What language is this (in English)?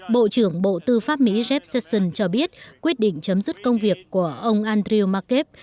Vietnamese